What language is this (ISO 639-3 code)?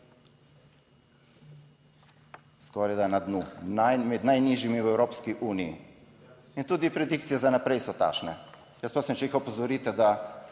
slv